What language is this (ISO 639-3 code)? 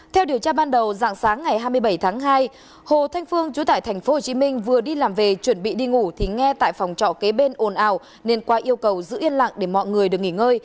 vie